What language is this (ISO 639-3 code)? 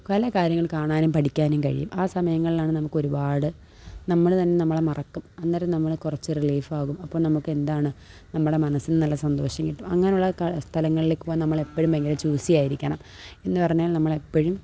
mal